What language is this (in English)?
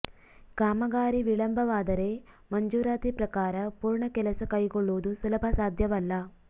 Kannada